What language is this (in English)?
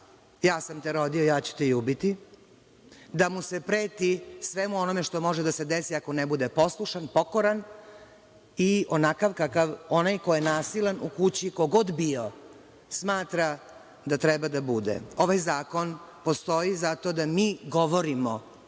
Serbian